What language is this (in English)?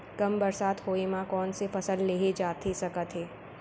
Chhattisgarhi